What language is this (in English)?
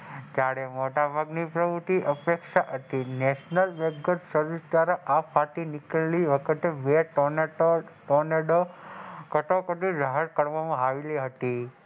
Gujarati